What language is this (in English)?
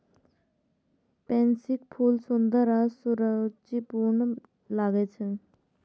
Maithili